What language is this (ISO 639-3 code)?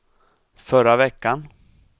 swe